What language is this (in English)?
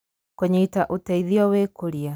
Kikuyu